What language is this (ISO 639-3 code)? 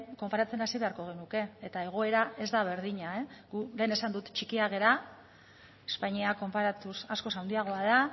eus